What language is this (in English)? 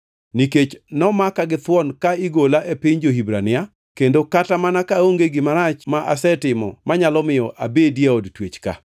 Luo (Kenya and Tanzania)